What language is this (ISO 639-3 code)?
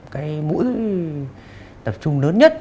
vie